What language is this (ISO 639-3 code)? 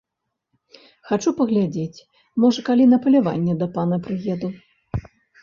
bel